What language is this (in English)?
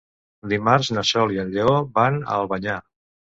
Catalan